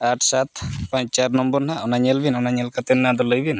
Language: Santali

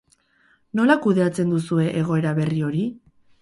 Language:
Basque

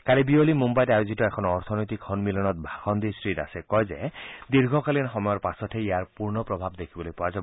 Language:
Assamese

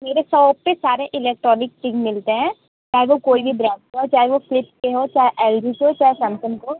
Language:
Hindi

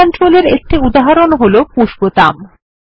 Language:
Bangla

